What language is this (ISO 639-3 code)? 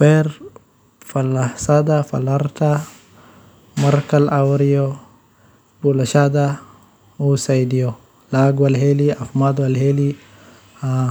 som